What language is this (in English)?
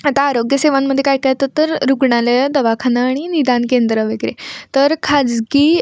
Marathi